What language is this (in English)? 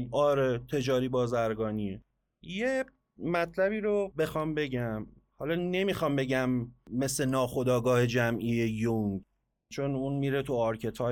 Persian